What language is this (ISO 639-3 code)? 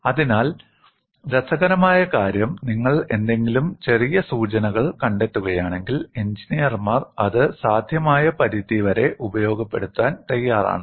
mal